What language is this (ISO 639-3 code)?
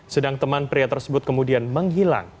ind